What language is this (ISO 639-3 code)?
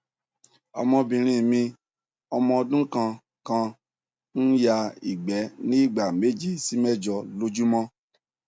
yor